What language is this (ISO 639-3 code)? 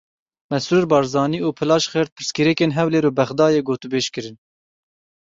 kur